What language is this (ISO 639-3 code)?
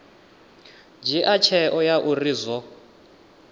ven